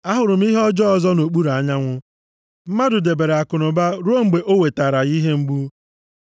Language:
Igbo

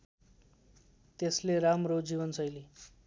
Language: Nepali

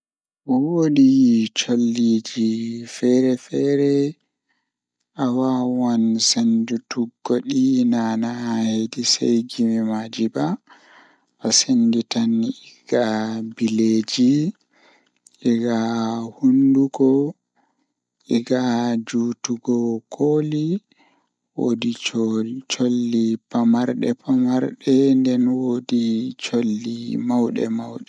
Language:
Fula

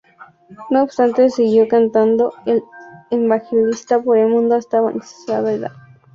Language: Spanish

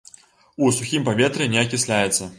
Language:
Belarusian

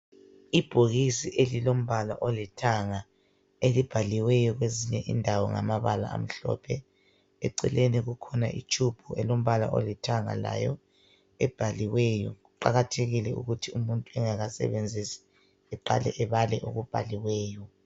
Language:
North Ndebele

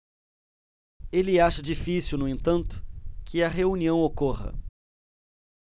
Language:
Portuguese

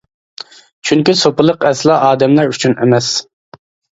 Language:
Uyghur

